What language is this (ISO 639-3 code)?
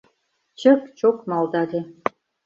chm